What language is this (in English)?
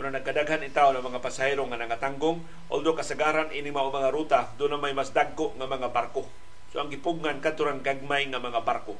Filipino